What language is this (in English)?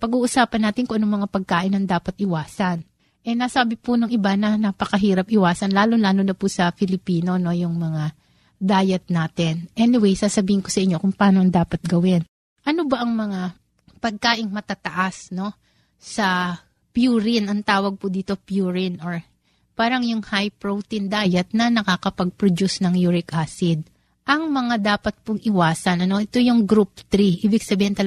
Filipino